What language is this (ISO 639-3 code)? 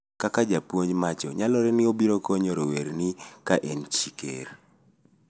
luo